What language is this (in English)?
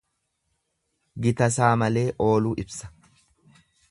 Oromo